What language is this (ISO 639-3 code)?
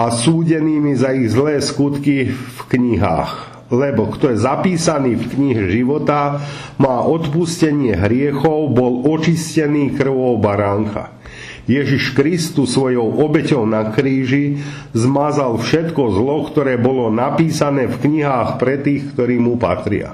slk